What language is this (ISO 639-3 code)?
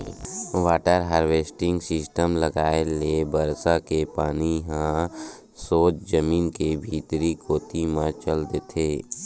hne